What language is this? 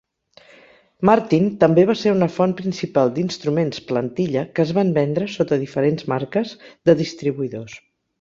Catalan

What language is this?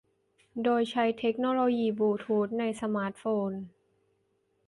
Thai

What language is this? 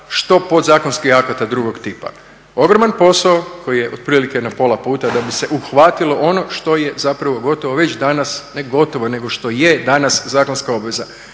Croatian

